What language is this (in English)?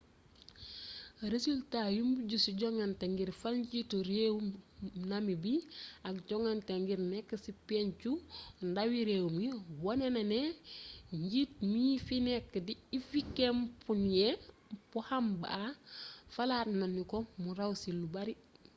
Wolof